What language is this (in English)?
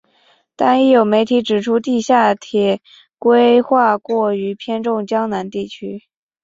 Chinese